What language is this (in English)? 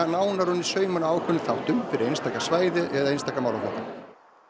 Icelandic